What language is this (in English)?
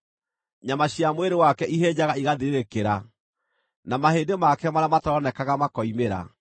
Kikuyu